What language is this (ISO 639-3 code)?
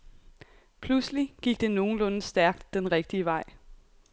dan